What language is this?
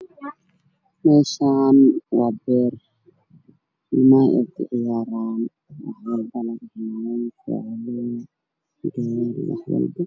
Somali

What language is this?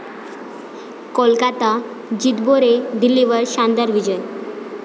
Marathi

